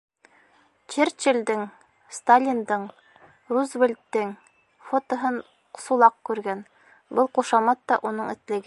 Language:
Bashkir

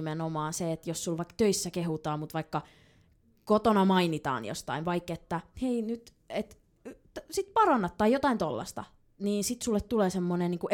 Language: Finnish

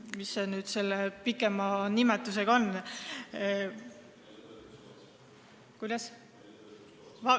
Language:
Estonian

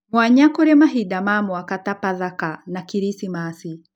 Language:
Kikuyu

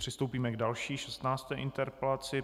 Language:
Czech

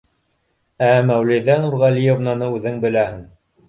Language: Bashkir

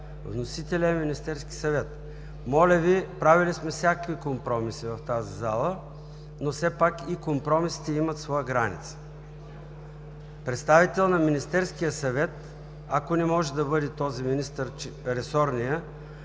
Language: Bulgarian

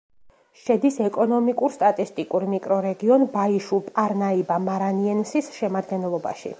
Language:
Georgian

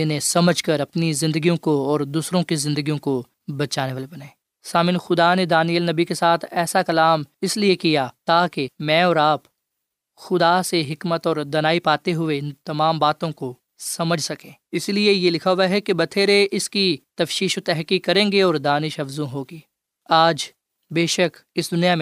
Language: Urdu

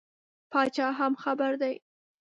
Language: Pashto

